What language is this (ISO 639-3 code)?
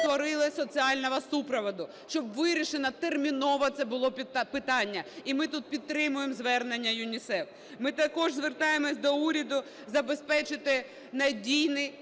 ukr